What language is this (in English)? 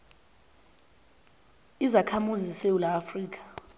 South Ndebele